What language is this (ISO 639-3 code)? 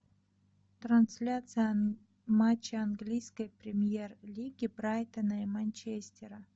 rus